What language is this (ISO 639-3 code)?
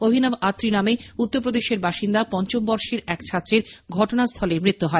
ben